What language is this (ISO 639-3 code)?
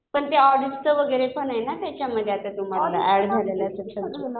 mar